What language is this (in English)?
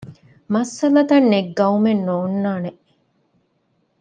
Divehi